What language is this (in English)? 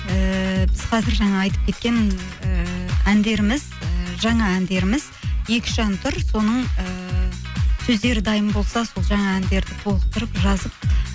Kazakh